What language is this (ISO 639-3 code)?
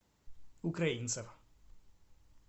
rus